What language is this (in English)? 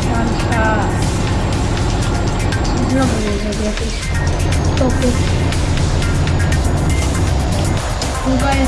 Polish